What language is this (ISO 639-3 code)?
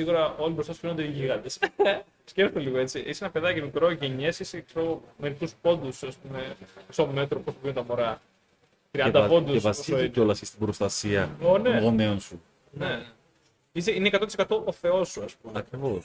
ell